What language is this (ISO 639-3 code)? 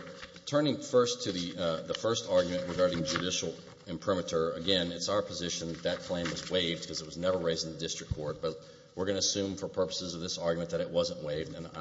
eng